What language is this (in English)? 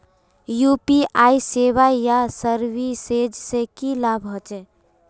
Magahi